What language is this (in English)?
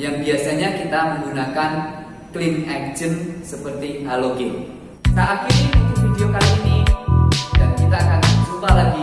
Indonesian